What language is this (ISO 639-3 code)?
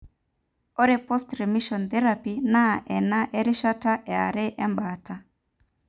mas